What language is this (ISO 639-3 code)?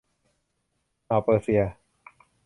tha